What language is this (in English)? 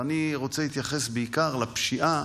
Hebrew